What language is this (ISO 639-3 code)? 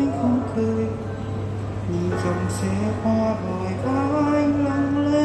vie